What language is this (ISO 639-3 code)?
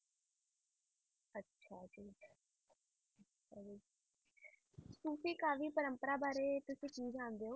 pan